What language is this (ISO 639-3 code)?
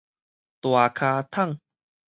nan